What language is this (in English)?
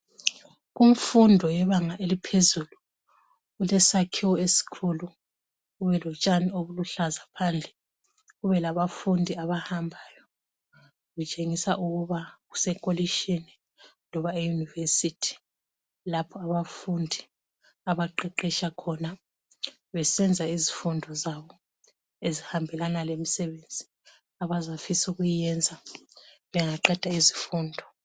North Ndebele